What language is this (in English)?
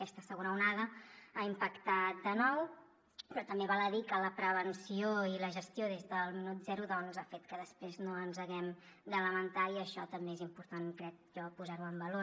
Catalan